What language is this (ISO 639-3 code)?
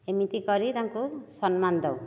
ori